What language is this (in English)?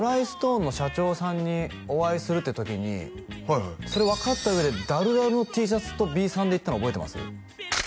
Japanese